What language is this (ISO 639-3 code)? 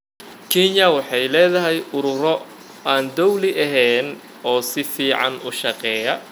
som